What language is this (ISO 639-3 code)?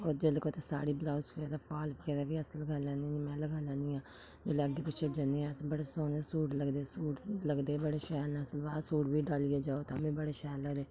doi